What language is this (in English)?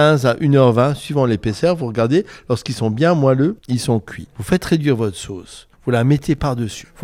French